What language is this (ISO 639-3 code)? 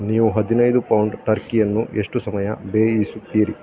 kan